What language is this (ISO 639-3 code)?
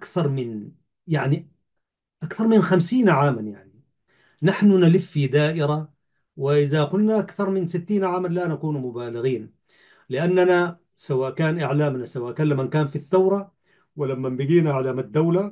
ara